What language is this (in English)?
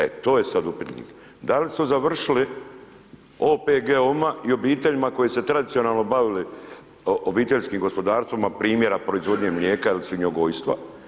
Croatian